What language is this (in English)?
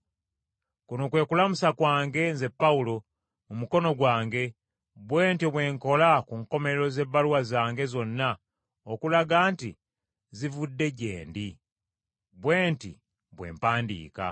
Ganda